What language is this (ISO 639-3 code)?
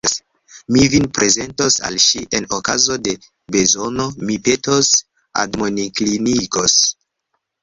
epo